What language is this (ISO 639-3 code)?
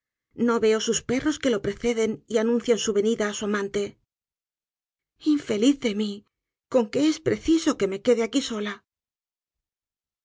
spa